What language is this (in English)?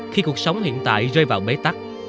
Vietnamese